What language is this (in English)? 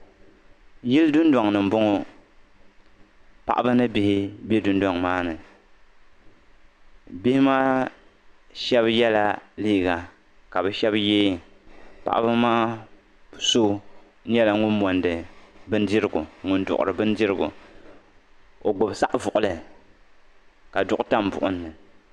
Dagbani